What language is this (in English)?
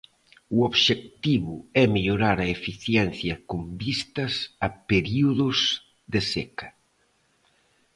Galician